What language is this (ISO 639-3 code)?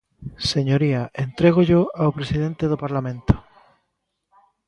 glg